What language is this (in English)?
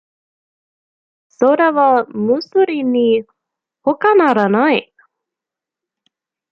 Japanese